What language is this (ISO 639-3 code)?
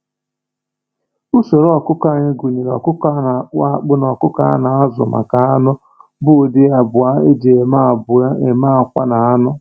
ibo